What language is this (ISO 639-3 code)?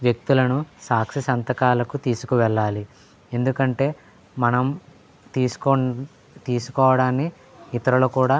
tel